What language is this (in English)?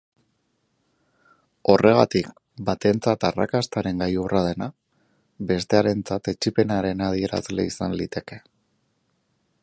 Basque